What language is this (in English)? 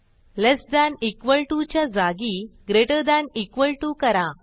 Marathi